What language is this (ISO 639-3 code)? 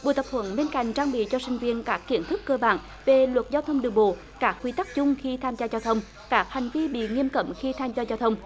vie